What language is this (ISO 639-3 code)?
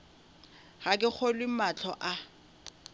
nso